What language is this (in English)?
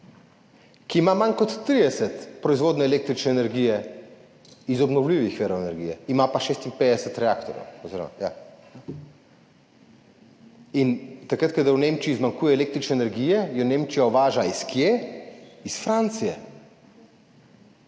Slovenian